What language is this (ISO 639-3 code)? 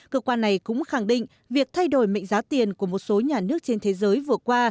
vie